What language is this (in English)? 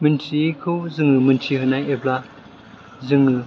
Bodo